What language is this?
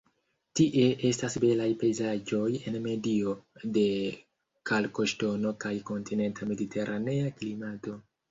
Esperanto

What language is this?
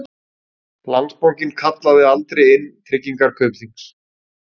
Icelandic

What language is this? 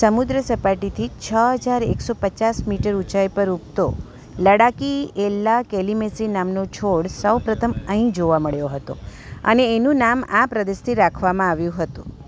Gujarati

